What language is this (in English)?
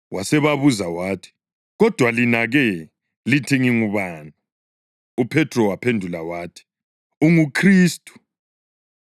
North Ndebele